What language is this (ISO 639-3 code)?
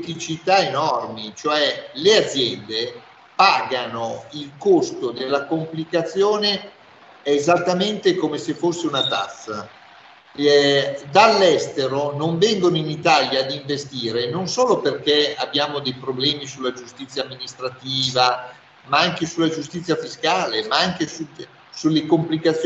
ita